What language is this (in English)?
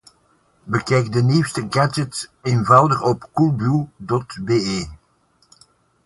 Dutch